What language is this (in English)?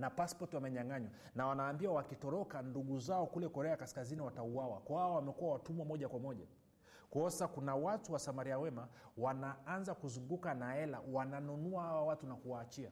Swahili